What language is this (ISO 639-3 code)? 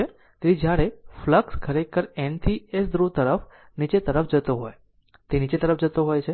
guj